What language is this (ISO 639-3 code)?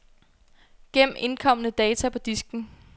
dan